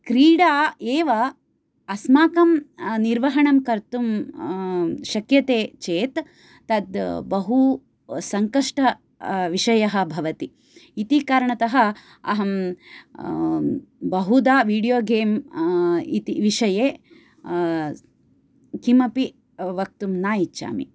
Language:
Sanskrit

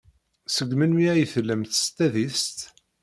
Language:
Kabyle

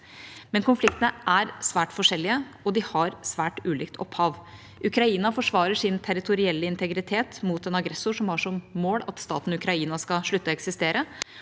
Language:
Norwegian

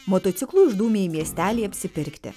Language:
Lithuanian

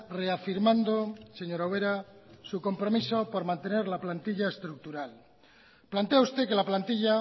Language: Spanish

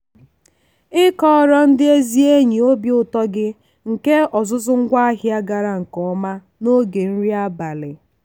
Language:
Igbo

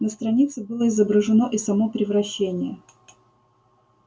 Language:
Russian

